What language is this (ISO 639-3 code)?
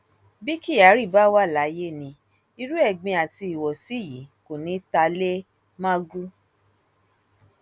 yor